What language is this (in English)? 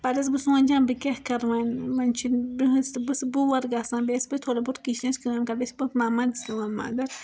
Kashmiri